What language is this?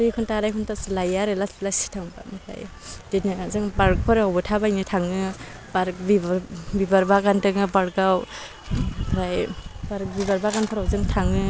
Bodo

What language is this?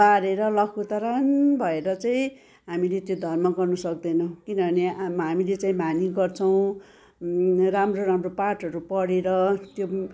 Nepali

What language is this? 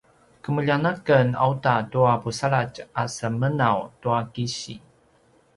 Paiwan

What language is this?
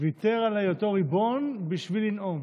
Hebrew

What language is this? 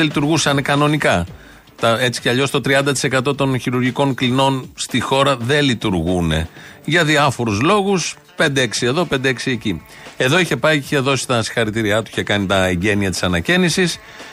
Greek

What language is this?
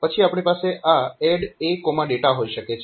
Gujarati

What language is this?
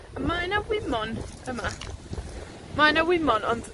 Welsh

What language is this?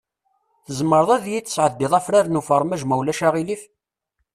Kabyle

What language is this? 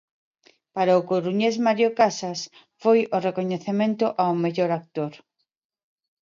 Galician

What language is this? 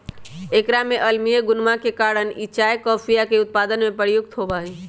Magahi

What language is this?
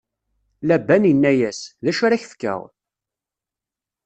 Kabyle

